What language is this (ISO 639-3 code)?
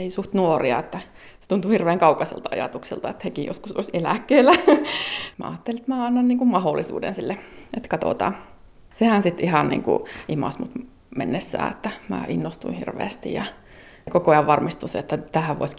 fin